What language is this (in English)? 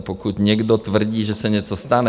Czech